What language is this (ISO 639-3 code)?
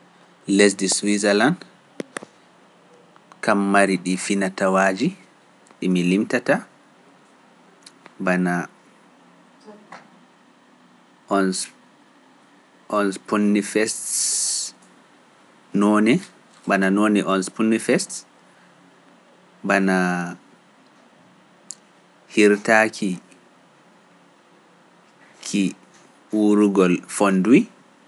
fuf